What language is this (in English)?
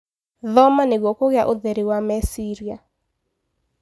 Kikuyu